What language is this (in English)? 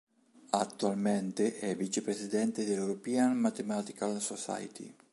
Italian